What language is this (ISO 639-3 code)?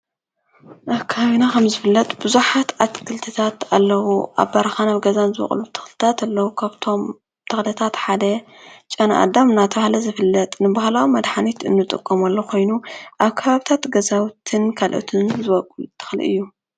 tir